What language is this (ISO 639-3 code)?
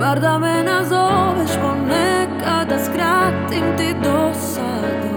hrv